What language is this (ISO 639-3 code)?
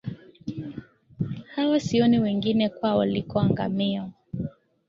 swa